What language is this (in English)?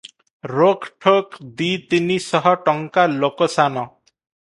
Odia